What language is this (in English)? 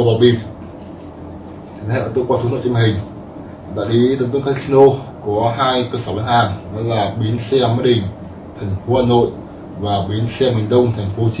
Vietnamese